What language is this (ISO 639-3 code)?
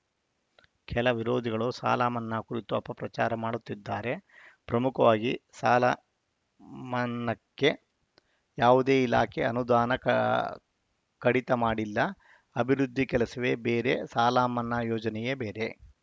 kan